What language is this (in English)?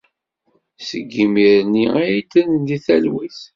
Kabyle